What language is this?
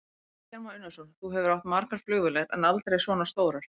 Icelandic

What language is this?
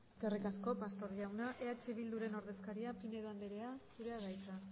Basque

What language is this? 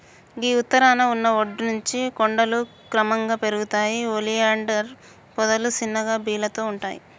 Telugu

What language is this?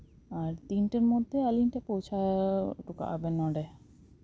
Santali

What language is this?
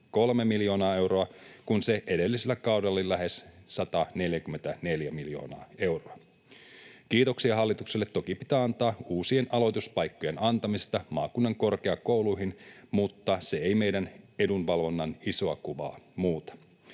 Finnish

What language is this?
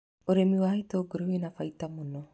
Kikuyu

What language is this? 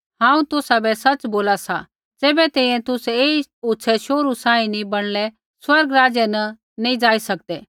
Kullu Pahari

